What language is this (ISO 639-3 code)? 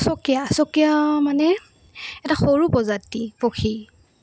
asm